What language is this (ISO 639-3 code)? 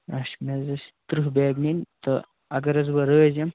kas